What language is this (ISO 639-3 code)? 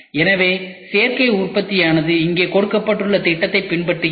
tam